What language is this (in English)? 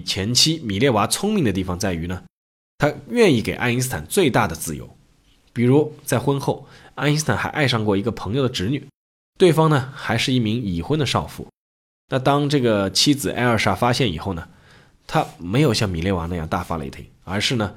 Chinese